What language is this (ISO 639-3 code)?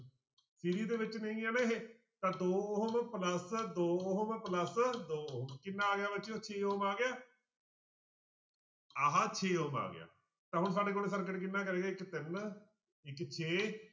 pan